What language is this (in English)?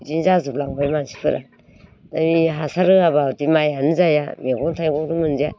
Bodo